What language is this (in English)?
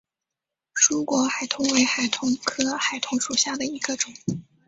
Chinese